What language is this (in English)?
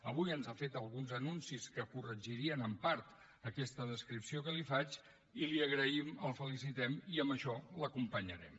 Catalan